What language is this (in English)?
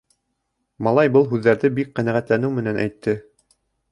Bashkir